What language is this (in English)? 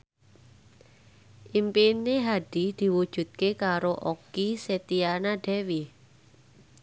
Javanese